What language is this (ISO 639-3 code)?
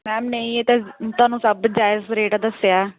pan